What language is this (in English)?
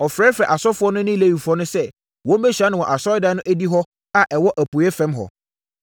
Akan